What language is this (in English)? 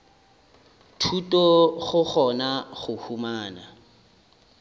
Northern Sotho